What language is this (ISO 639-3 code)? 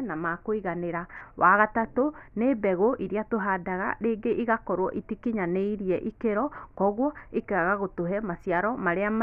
kik